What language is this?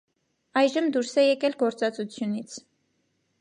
Armenian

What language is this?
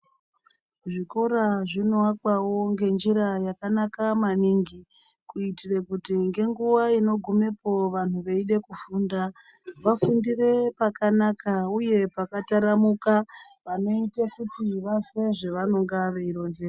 Ndau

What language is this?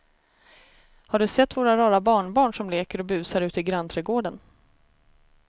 Swedish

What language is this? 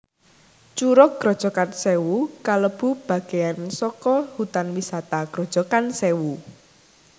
Javanese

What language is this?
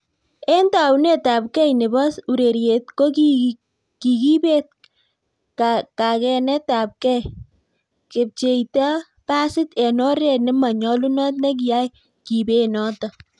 Kalenjin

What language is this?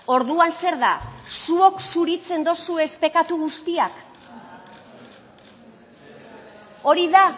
Basque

